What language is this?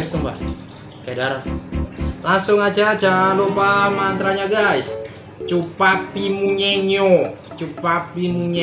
Indonesian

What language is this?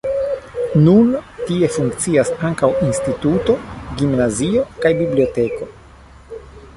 Esperanto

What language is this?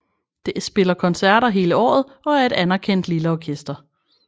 Danish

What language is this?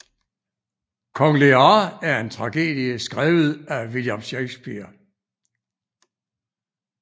Danish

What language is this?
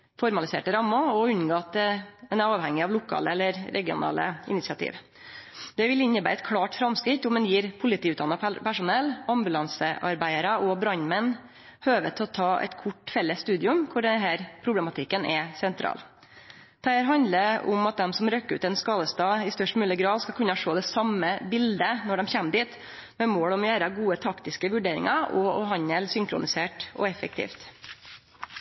Norwegian Nynorsk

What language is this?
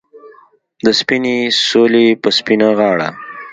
Pashto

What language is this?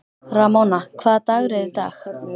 Icelandic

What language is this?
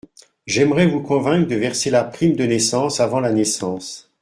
French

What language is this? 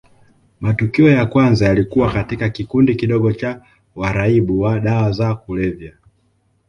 Swahili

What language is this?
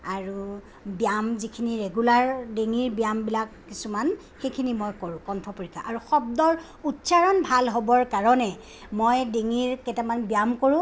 Assamese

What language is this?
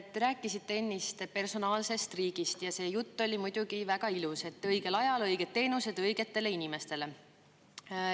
Estonian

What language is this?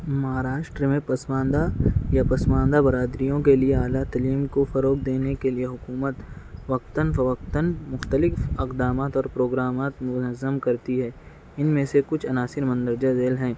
Urdu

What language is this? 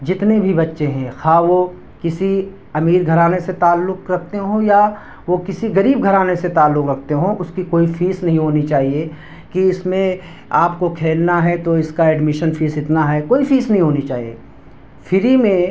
Urdu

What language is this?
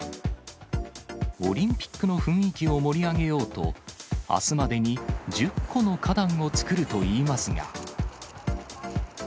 Japanese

